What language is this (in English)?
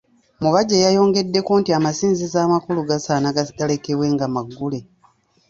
Ganda